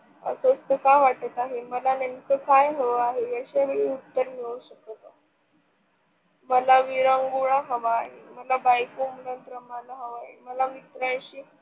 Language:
Marathi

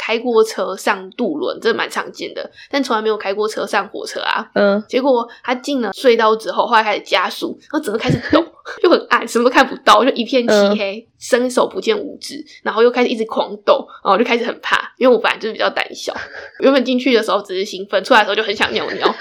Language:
Chinese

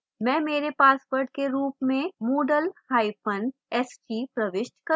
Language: Hindi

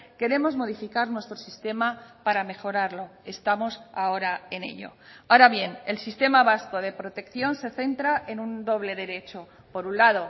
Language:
Spanish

